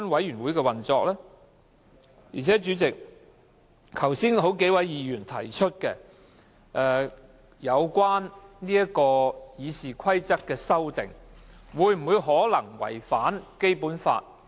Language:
Cantonese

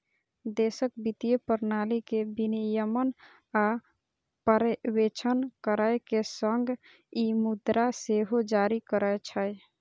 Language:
Maithili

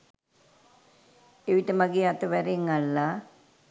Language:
Sinhala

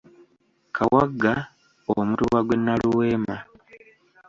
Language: Ganda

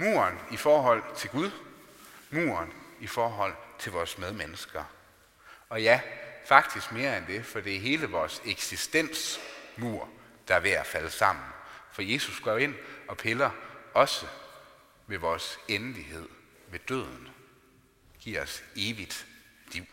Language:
Danish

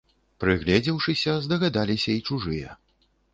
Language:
Belarusian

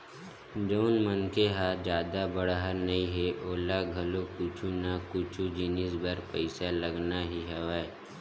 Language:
Chhattisgarhi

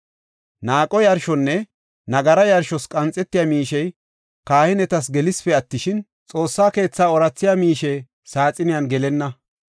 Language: Gofa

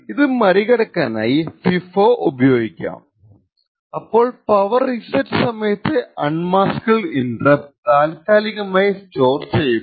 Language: Malayalam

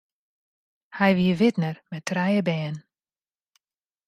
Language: Western Frisian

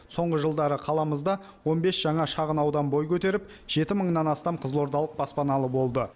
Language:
Kazakh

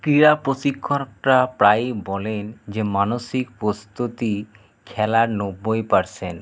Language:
Bangla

